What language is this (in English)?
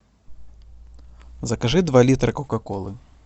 Russian